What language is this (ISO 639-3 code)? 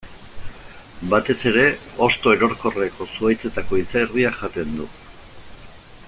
eus